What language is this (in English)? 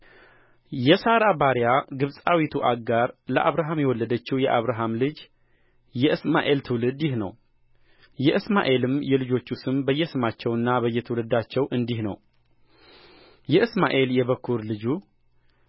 Amharic